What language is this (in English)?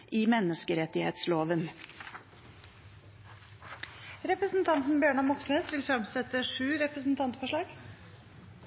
Norwegian